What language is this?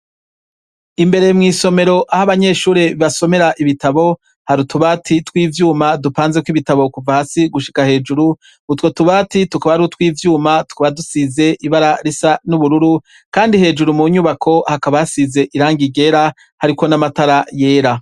Rundi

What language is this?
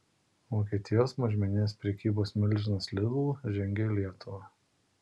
Lithuanian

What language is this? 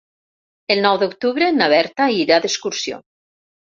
Catalan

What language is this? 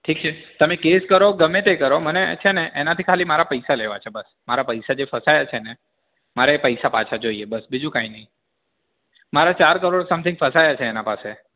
Gujarati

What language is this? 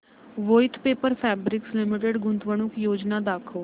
Marathi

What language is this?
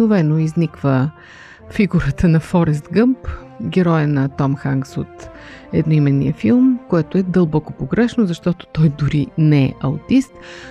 Bulgarian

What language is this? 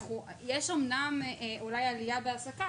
Hebrew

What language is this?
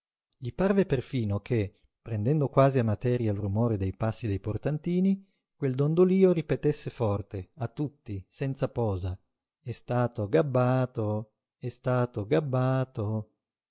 Italian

